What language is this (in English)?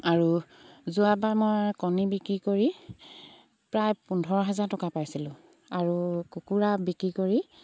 Assamese